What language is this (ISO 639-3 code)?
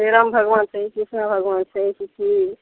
mai